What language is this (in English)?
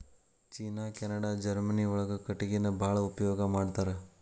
Kannada